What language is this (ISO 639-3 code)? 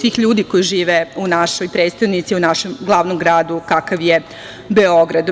srp